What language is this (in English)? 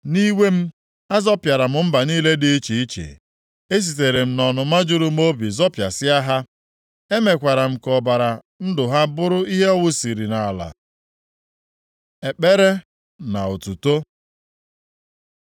Igbo